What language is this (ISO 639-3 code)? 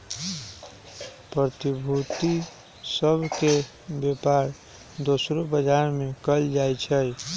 mag